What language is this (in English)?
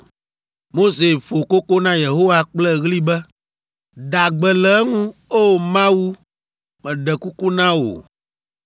Ewe